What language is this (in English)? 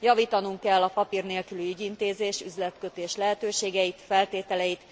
Hungarian